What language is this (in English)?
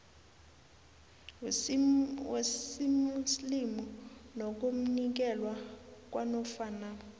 South Ndebele